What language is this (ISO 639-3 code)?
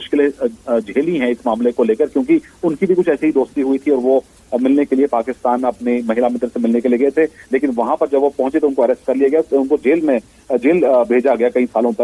hin